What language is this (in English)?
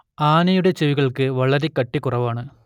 Malayalam